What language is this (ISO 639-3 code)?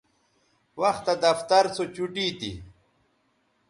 btv